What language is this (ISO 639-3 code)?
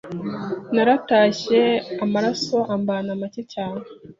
kin